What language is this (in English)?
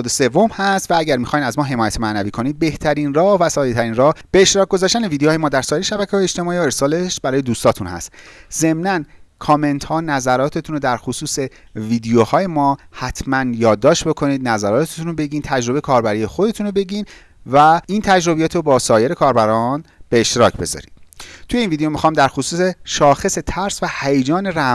Persian